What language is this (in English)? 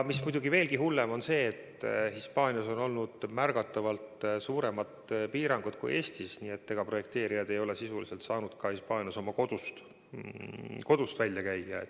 Estonian